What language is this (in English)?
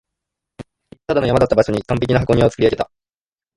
Japanese